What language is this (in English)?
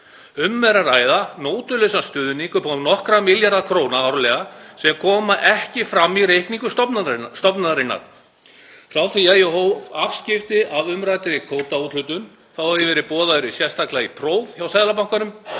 Icelandic